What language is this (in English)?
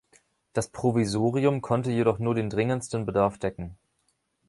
German